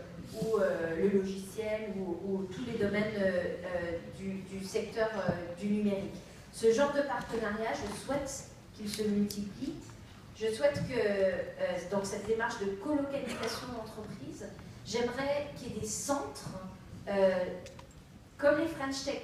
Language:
French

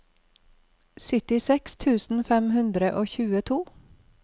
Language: Norwegian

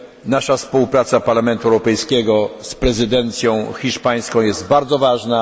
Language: Polish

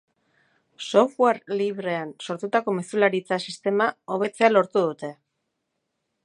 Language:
Basque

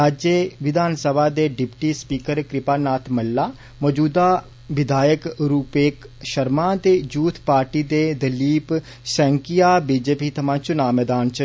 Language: Dogri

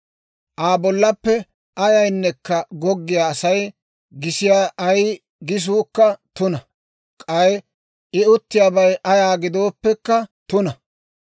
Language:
Dawro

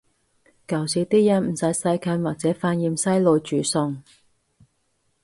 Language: Cantonese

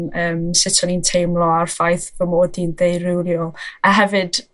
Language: Welsh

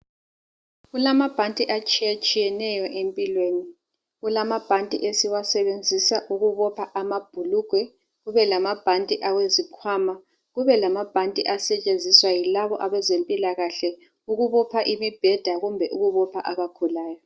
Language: North Ndebele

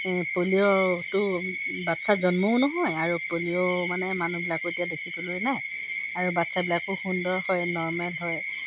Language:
Assamese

